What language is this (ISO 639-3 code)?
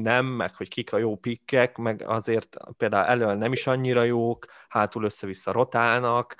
hun